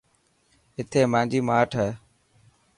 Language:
Dhatki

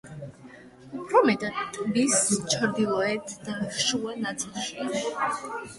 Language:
Georgian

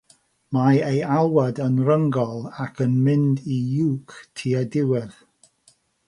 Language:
Welsh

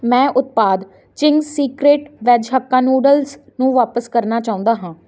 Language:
Punjabi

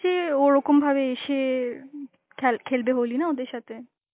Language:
Bangla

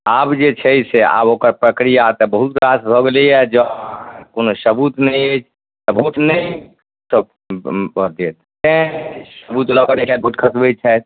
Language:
Maithili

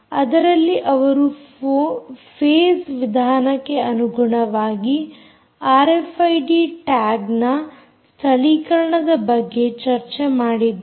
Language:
Kannada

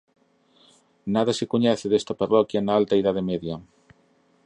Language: Galician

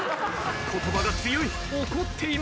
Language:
Japanese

